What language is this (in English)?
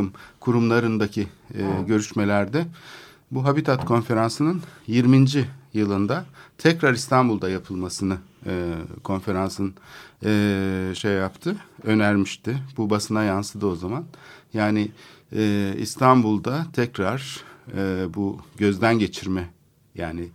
Turkish